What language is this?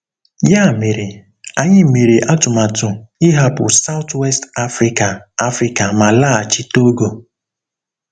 Igbo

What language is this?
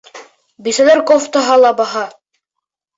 Bashkir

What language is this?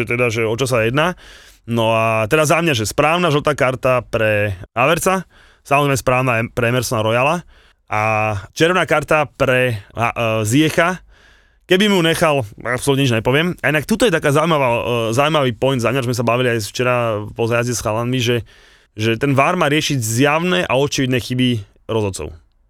Slovak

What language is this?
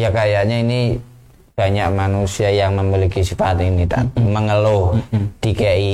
Indonesian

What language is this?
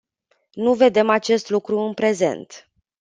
Romanian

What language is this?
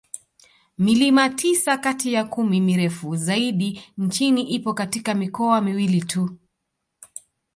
Swahili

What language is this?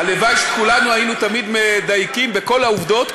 Hebrew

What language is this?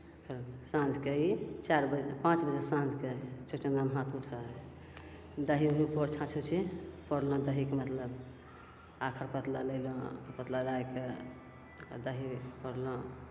Maithili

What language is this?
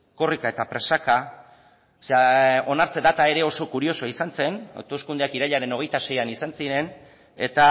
Basque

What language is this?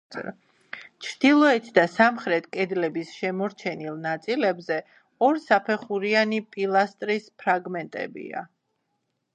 Georgian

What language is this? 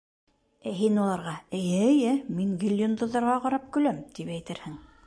Bashkir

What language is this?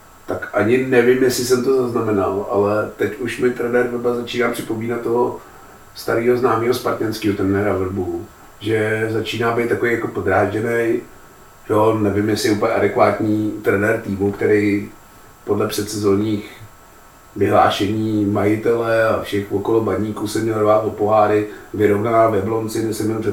Czech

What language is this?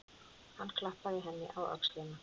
Icelandic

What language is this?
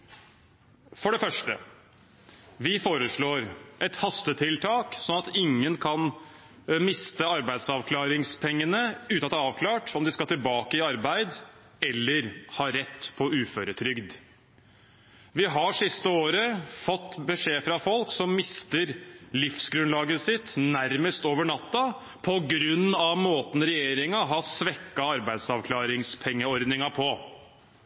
Norwegian Bokmål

